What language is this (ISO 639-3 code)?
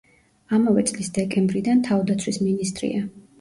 kat